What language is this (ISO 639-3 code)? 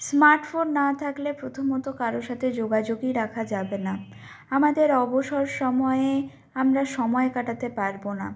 ben